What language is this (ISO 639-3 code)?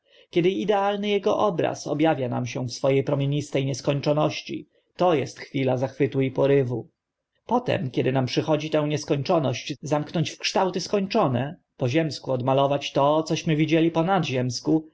pol